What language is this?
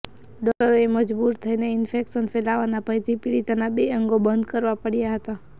Gujarati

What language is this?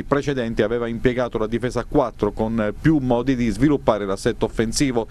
Italian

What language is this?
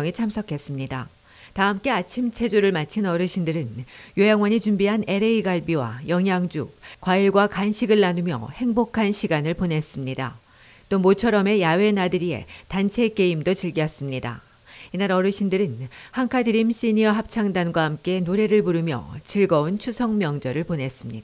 Korean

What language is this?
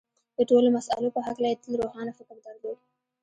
Pashto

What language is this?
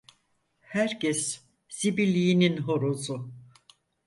Turkish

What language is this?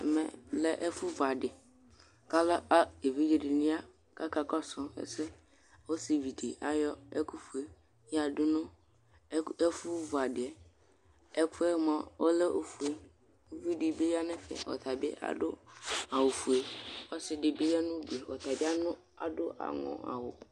Ikposo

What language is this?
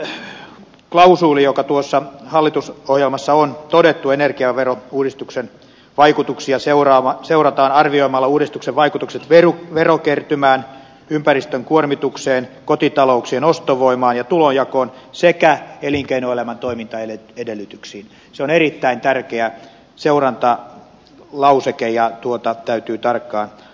Finnish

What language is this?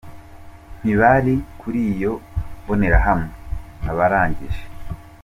Kinyarwanda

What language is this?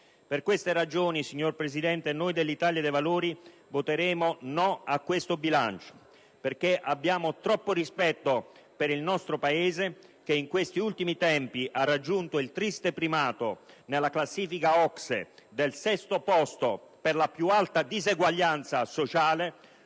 Italian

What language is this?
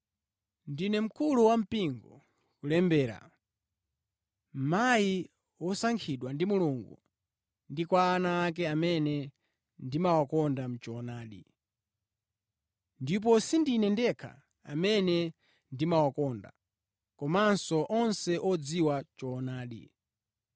Nyanja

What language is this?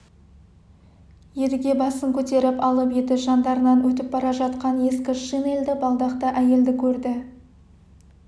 Kazakh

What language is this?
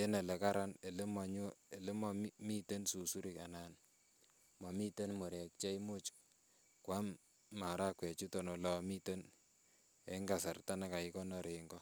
Kalenjin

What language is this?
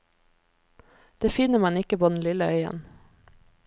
Norwegian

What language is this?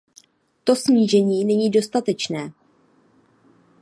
Czech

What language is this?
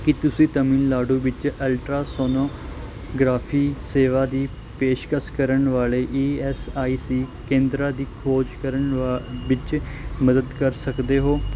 Punjabi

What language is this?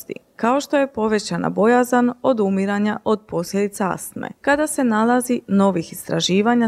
Croatian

